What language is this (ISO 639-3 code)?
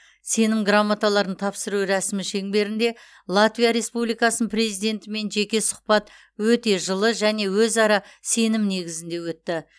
kaz